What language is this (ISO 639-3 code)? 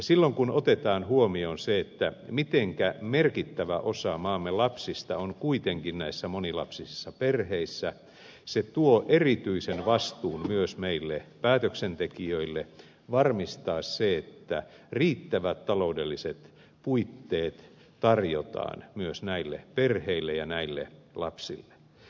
fin